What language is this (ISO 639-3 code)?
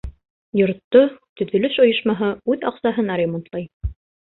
bak